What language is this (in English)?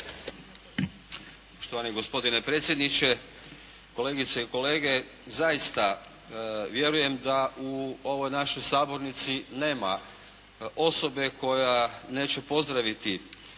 Croatian